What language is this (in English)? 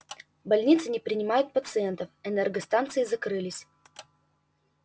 Russian